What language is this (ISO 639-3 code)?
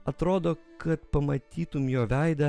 lit